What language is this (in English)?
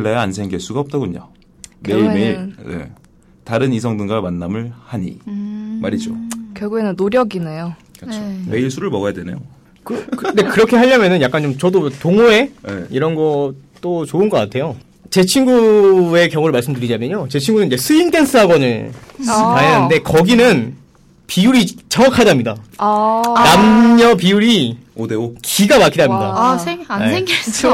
Korean